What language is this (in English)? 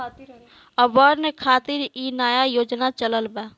Bhojpuri